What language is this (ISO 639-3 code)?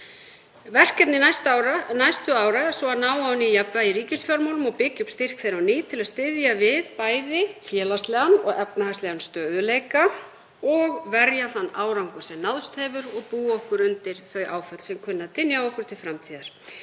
isl